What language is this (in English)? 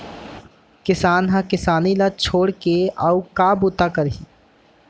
Chhattisgarhi